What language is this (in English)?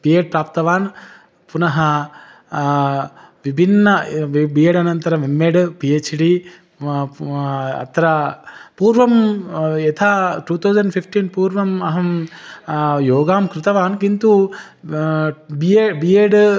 Sanskrit